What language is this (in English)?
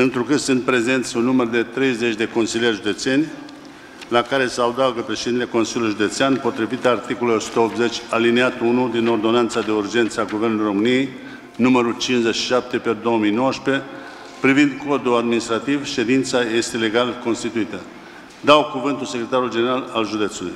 Romanian